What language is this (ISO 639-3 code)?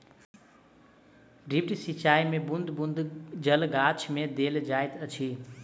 mai